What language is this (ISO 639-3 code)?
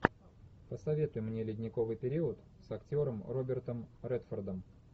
rus